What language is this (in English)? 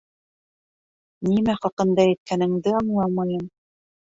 Bashkir